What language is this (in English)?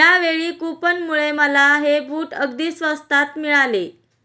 Marathi